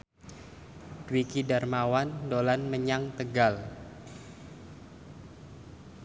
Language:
Javanese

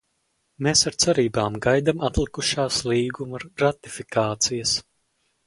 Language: Latvian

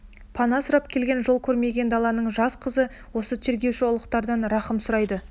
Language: Kazakh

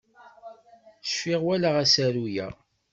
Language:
Kabyle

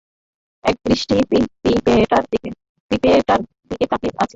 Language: Bangla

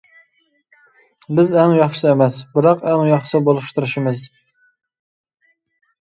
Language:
Uyghur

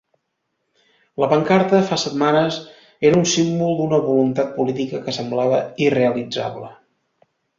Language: Catalan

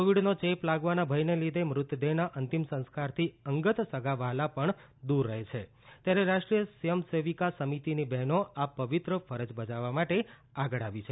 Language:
Gujarati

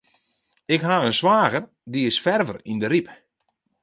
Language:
Western Frisian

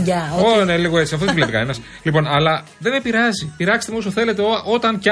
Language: Greek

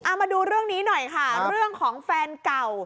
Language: Thai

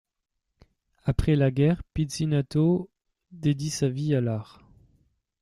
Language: French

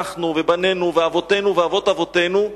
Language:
Hebrew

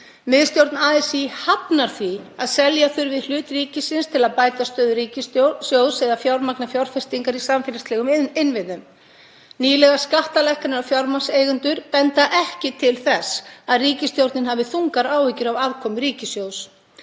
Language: Icelandic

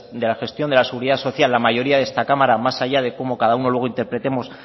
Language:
Spanish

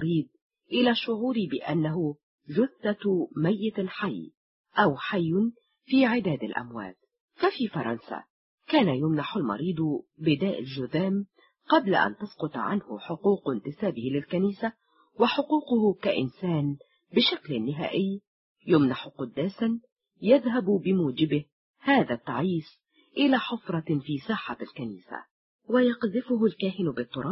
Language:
Arabic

